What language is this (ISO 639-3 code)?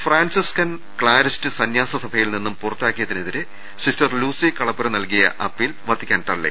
mal